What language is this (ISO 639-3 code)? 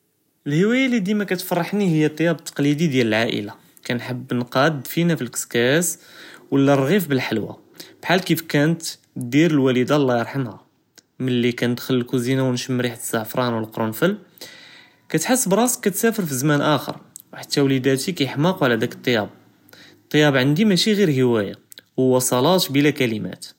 jrb